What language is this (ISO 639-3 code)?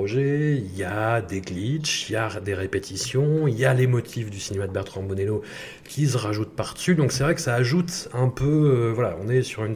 fra